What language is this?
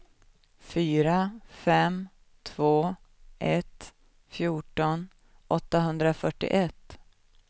Swedish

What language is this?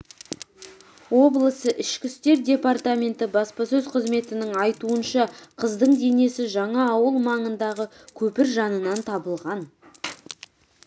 Kazakh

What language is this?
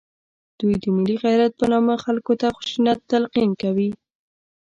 Pashto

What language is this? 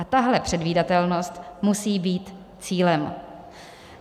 Czech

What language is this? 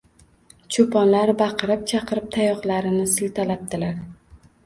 Uzbek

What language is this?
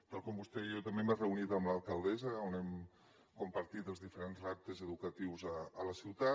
Catalan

